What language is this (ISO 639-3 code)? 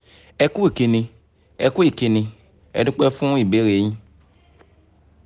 yor